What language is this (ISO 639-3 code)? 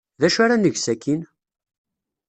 kab